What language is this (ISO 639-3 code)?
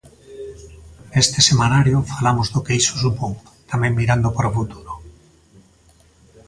glg